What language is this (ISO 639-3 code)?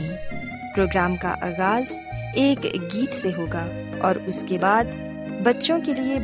urd